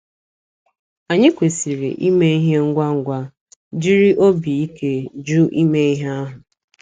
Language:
Igbo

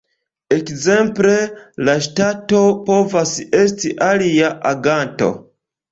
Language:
Esperanto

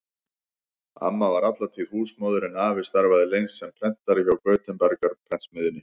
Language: Icelandic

